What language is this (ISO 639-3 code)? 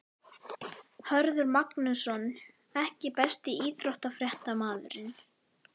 isl